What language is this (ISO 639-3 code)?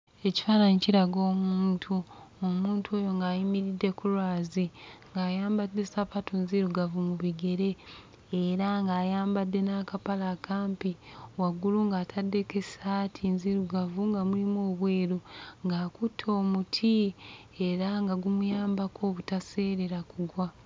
lug